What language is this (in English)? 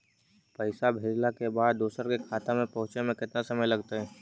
Magahi